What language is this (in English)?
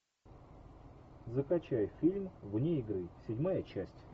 Russian